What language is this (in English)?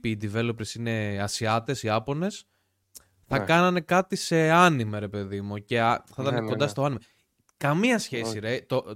Greek